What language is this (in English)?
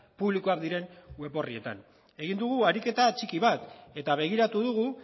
Basque